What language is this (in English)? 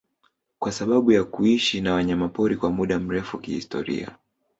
Swahili